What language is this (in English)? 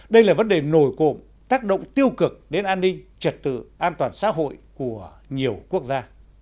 Vietnamese